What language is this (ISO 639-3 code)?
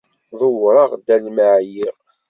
kab